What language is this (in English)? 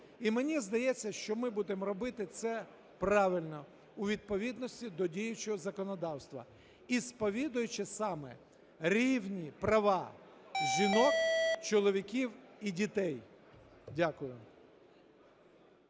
Ukrainian